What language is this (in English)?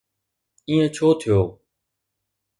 Sindhi